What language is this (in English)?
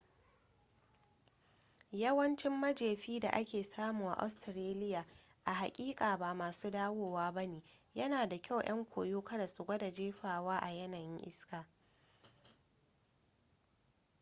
Hausa